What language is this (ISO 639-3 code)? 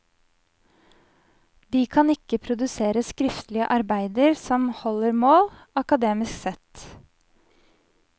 nor